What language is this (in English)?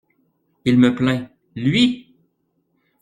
French